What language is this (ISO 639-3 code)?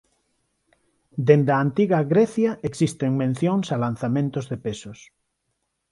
glg